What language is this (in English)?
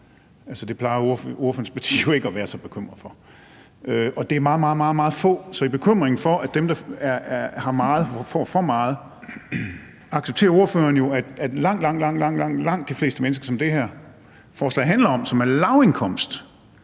Danish